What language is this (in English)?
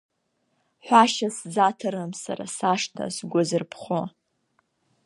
Abkhazian